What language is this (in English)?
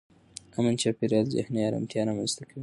Pashto